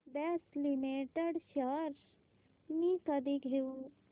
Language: Marathi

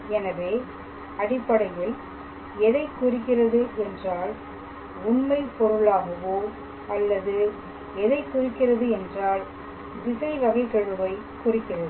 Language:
Tamil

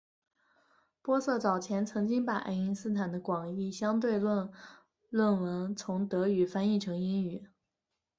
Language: Chinese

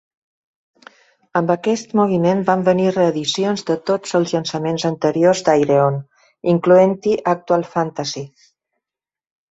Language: Catalan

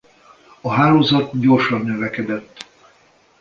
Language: Hungarian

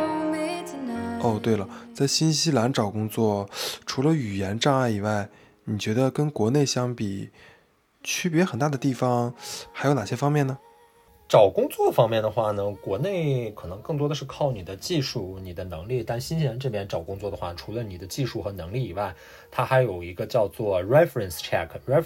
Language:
Chinese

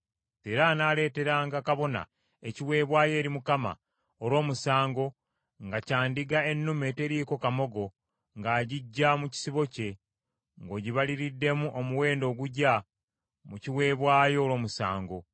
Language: Ganda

